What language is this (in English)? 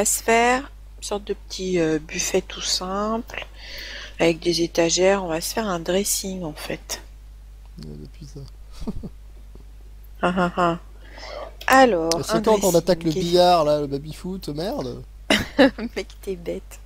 French